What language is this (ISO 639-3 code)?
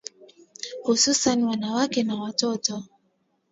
swa